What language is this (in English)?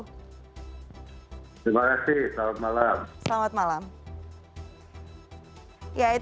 Indonesian